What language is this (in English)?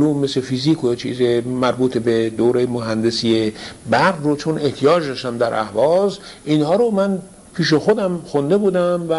Persian